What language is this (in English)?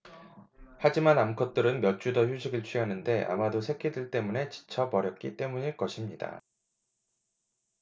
Korean